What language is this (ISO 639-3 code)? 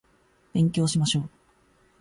jpn